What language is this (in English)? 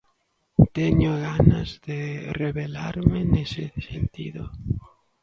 Galician